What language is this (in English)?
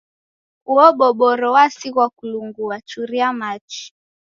Taita